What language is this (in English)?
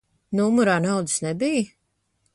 Latvian